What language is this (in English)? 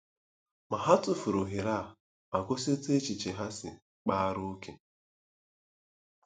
Igbo